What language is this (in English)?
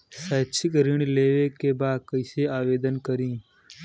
Bhojpuri